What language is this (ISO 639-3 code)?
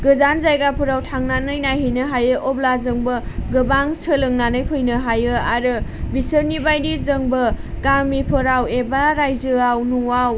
brx